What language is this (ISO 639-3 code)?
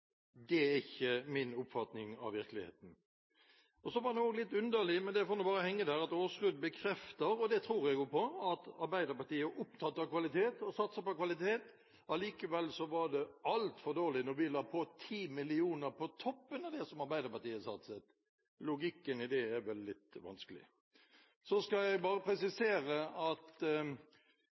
nob